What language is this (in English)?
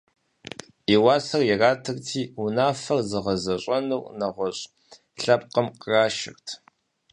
Kabardian